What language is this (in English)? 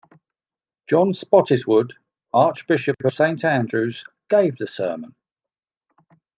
English